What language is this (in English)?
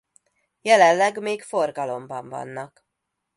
Hungarian